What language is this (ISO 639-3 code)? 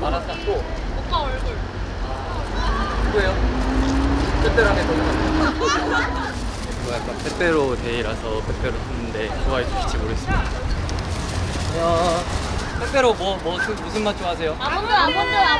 kor